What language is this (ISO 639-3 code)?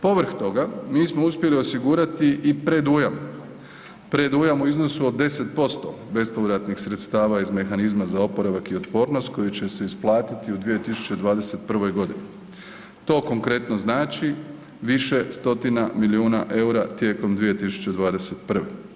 hrv